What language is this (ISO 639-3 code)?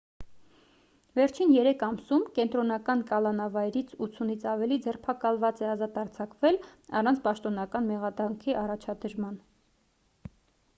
hye